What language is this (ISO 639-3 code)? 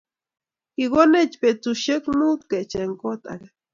kln